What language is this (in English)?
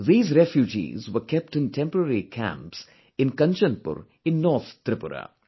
English